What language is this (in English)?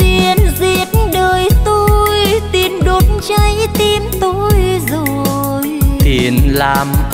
Vietnamese